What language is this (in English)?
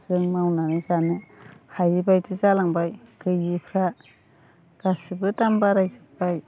Bodo